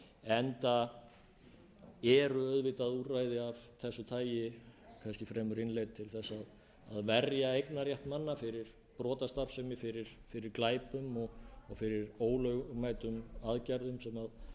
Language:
Icelandic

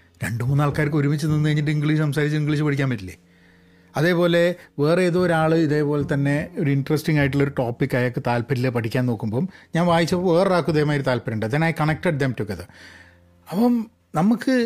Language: Malayalam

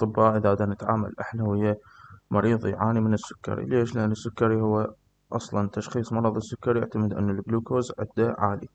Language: Arabic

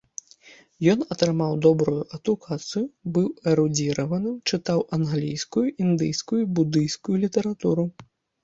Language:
Belarusian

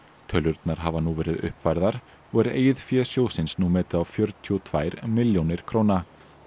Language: Icelandic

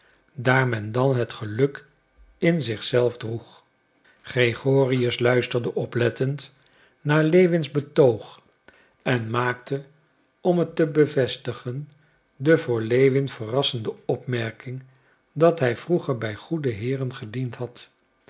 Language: Dutch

